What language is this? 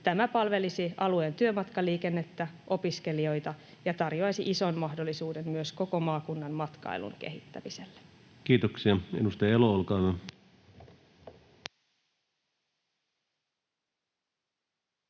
Finnish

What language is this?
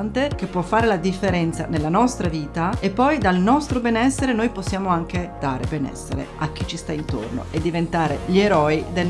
Italian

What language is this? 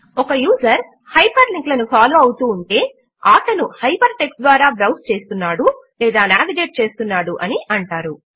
Telugu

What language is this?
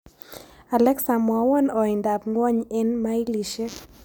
Kalenjin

